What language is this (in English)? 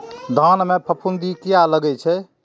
Maithili